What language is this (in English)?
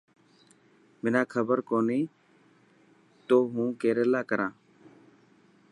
Dhatki